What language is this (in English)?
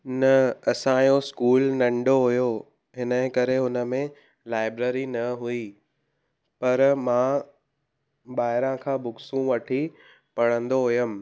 Sindhi